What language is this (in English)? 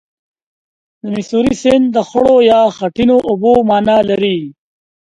Pashto